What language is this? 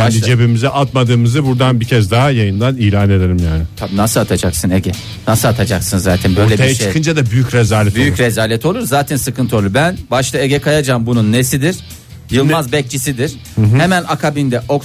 Turkish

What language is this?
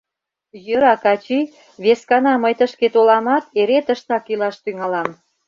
Mari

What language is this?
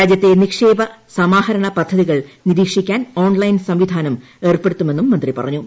Malayalam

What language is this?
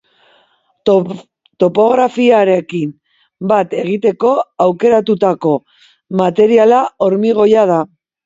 Basque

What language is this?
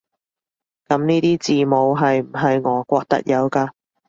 Cantonese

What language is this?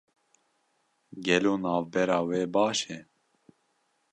Kurdish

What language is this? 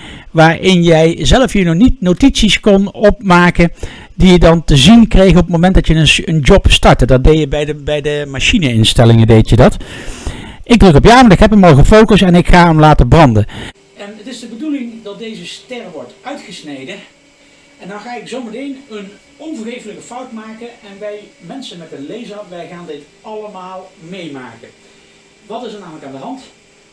Dutch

